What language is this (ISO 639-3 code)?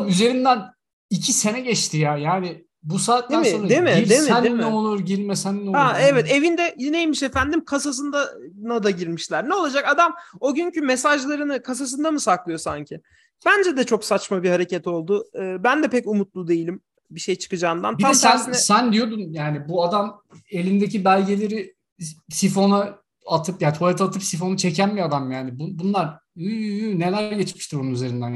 tur